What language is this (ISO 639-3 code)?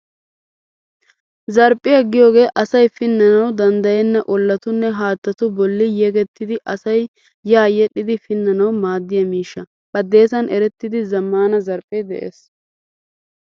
wal